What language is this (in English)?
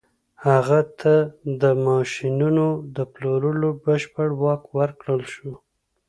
Pashto